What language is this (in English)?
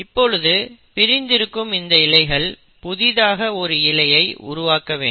Tamil